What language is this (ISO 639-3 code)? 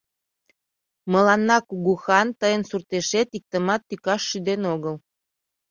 chm